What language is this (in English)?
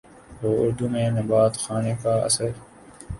Urdu